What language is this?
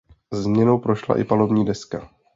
Czech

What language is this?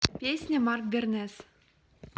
Russian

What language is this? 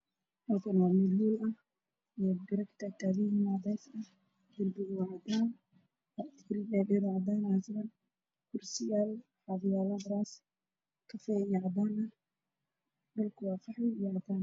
Somali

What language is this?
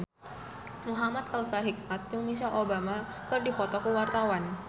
Sundanese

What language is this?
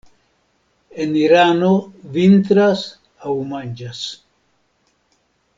Esperanto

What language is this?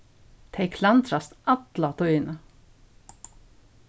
Faroese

